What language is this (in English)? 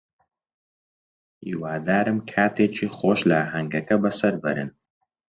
Central Kurdish